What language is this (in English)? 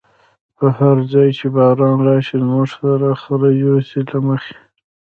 Pashto